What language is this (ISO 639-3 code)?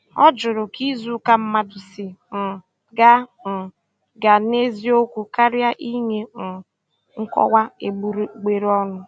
ibo